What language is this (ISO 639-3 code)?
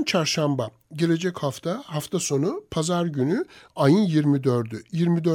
tur